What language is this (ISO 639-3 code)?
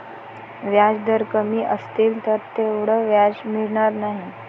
mar